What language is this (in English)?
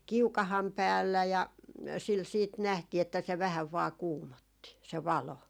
Finnish